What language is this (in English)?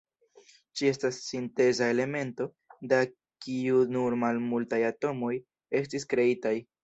Esperanto